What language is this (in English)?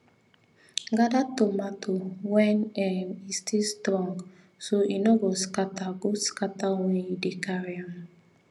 Nigerian Pidgin